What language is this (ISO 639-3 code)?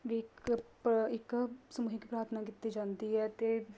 pan